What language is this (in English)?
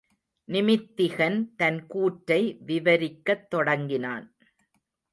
Tamil